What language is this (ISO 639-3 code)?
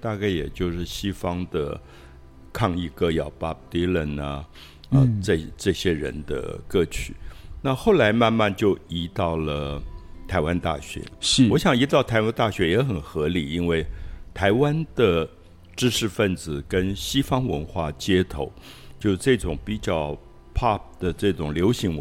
zho